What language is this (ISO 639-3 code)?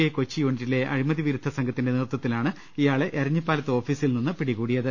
mal